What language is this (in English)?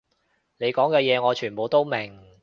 Cantonese